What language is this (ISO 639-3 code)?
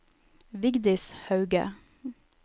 nor